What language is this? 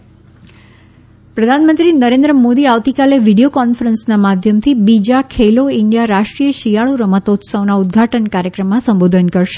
Gujarati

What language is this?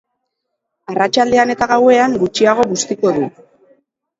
Basque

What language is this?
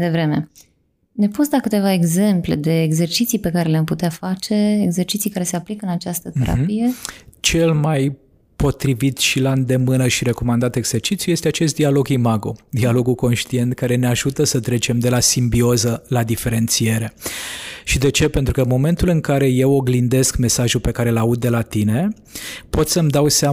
Romanian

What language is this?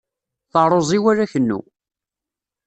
Kabyle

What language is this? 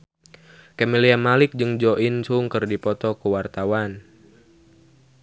Sundanese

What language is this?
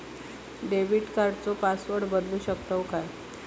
Marathi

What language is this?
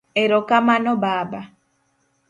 Luo (Kenya and Tanzania)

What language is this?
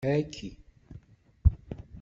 Kabyle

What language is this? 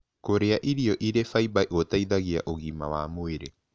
Kikuyu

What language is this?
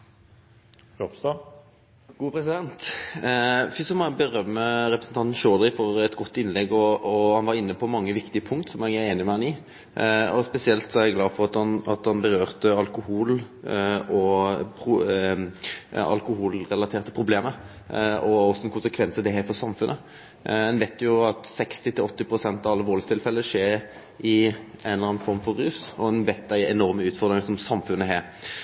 Norwegian Nynorsk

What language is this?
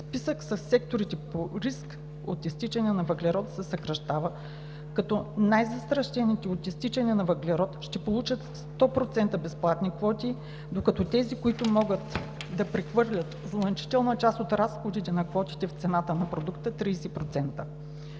Bulgarian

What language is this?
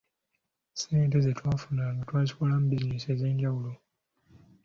Ganda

